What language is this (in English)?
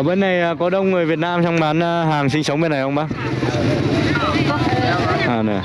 Vietnamese